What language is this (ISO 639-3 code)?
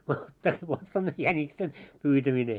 fin